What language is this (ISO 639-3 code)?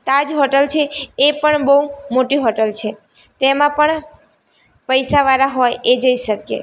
guj